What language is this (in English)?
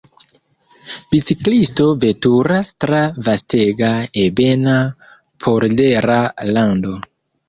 Esperanto